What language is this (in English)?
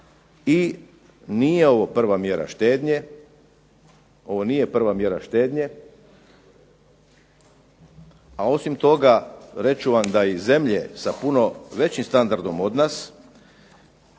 Croatian